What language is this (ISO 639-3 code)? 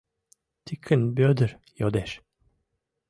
chm